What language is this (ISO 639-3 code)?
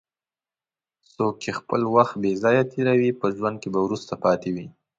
pus